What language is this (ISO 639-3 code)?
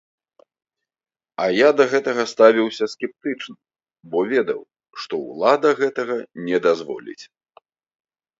bel